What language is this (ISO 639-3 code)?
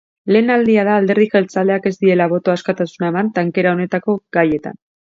eus